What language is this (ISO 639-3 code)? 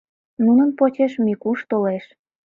chm